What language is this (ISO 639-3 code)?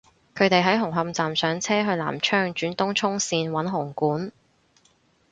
yue